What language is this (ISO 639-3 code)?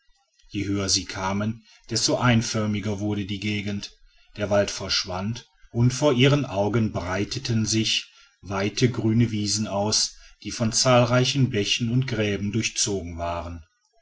deu